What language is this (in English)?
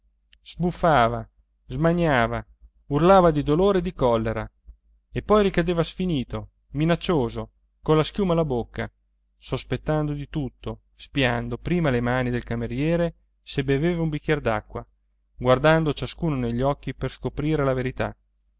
Italian